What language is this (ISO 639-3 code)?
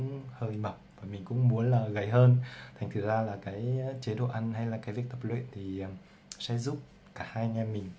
vie